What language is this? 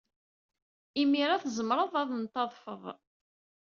Kabyle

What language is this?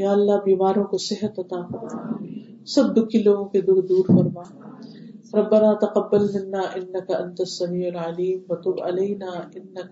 Urdu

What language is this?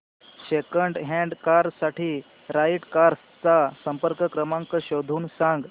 Marathi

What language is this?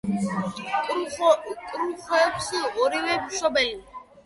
Georgian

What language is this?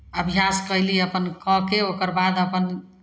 Maithili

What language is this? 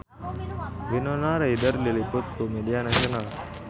Sundanese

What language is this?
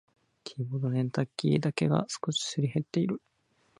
Japanese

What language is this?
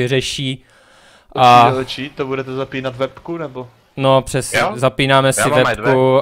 Czech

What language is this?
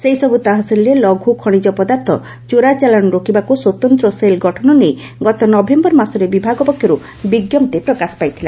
Odia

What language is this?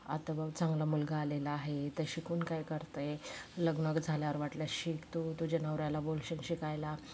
Marathi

